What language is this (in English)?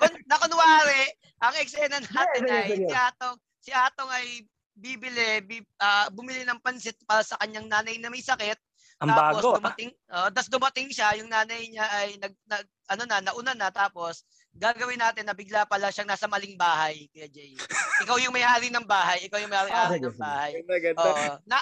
Filipino